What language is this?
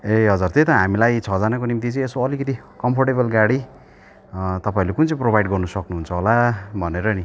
Nepali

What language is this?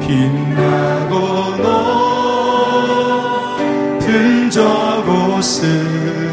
Korean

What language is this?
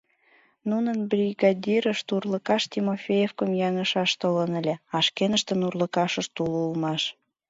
Mari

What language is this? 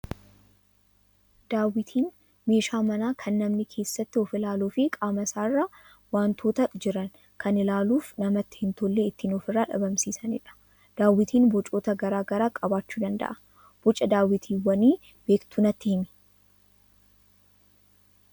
Oromo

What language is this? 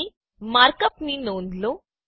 Gujarati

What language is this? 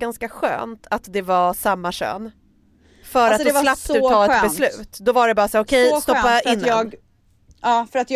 Swedish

